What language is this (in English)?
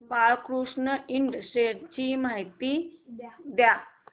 Marathi